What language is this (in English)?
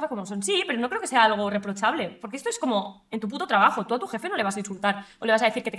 Spanish